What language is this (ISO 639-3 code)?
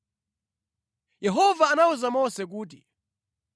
nya